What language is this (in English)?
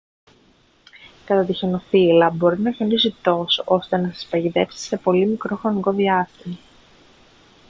Greek